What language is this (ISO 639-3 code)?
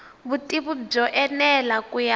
tso